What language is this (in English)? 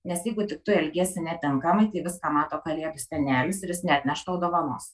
Lithuanian